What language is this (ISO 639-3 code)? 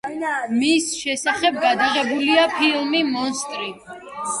kat